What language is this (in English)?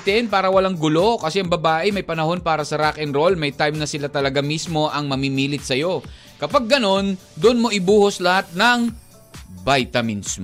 Filipino